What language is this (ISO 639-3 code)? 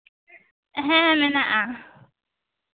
sat